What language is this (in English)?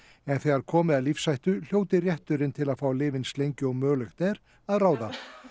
Icelandic